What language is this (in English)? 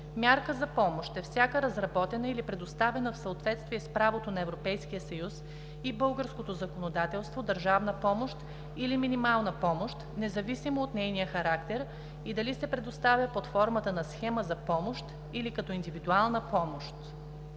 Bulgarian